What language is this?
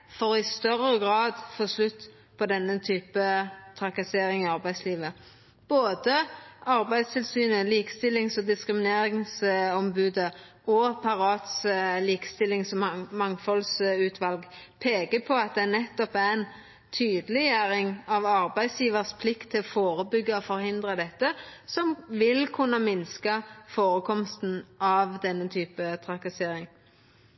Norwegian Nynorsk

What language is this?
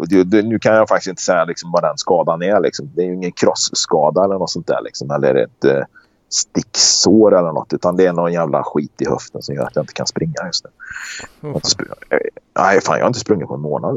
Swedish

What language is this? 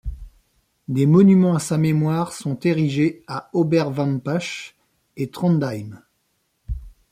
French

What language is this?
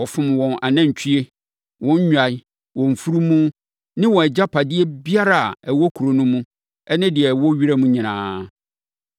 Akan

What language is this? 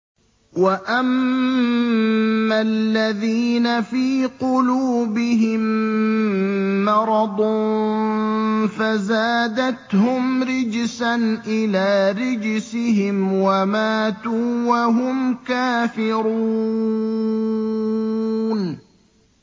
Arabic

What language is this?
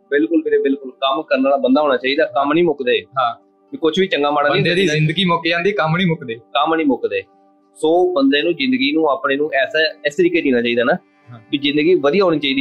Punjabi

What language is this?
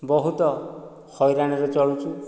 Odia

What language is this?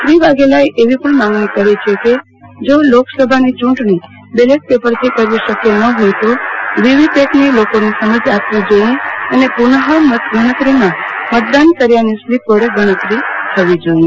Gujarati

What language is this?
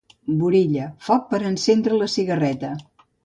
Catalan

